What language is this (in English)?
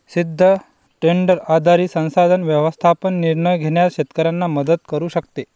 Marathi